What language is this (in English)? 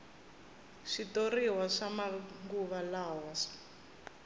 Tsonga